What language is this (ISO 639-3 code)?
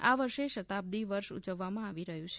guj